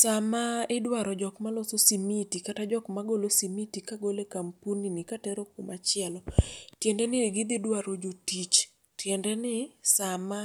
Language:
Luo (Kenya and Tanzania)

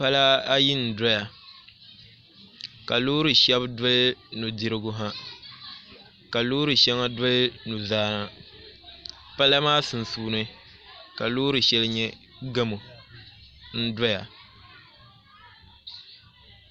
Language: Dagbani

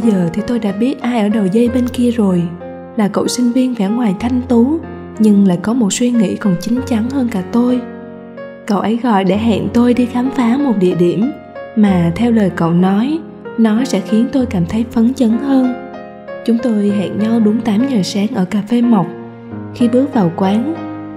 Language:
Vietnamese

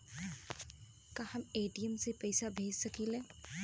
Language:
Bhojpuri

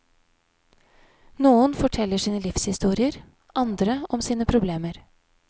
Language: Norwegian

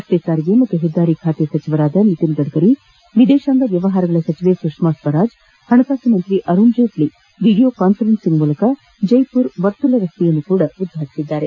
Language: Kannada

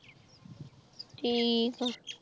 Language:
Punjabi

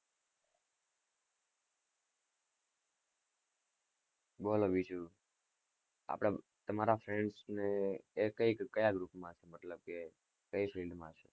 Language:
Gujarati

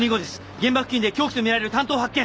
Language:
Japanese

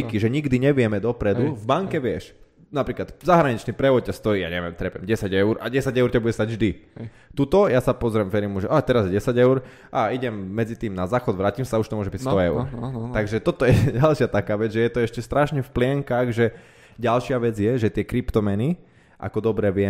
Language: Slovak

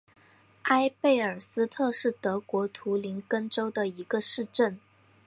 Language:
Chinese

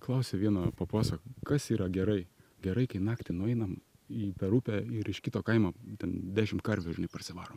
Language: Lithuanian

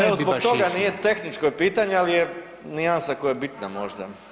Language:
Croatian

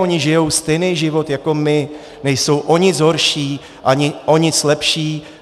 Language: Czech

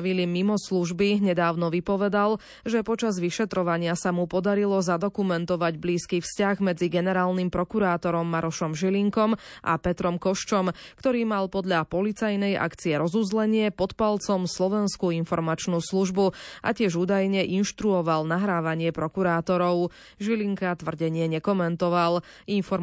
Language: Slovak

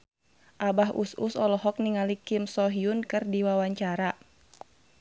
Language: Sundanese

